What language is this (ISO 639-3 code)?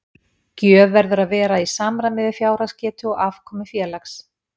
isl